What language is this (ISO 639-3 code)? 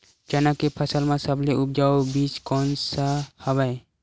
hne